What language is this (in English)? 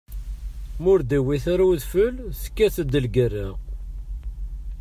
Kabyle